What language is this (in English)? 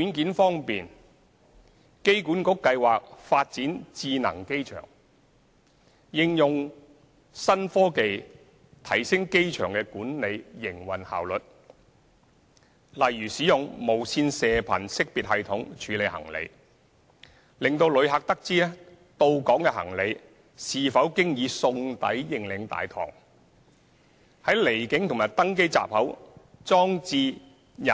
Cantonese